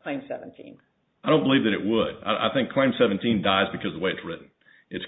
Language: English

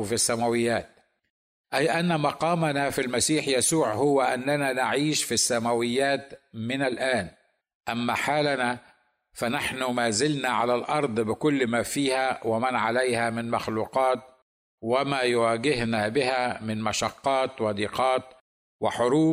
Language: Arabic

